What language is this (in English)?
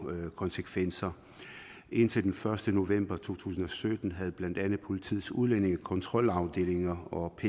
Danish